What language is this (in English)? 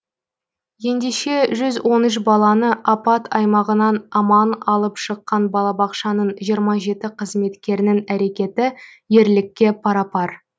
Kazakh